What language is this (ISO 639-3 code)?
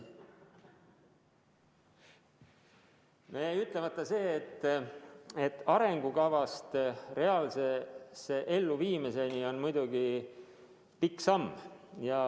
est